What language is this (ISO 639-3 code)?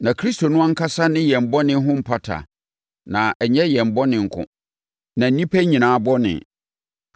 aka